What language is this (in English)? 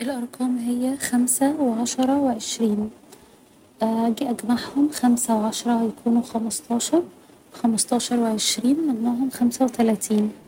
Egyptian Arabic